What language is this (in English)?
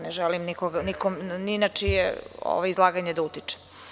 Serbian